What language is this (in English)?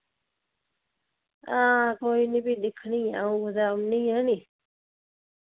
Dogri